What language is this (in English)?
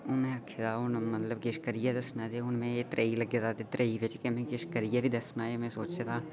Dogri